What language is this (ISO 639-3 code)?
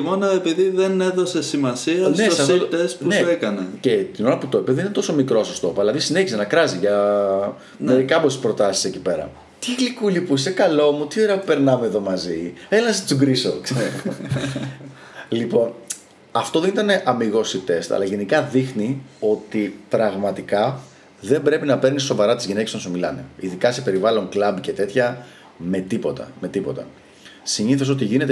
ell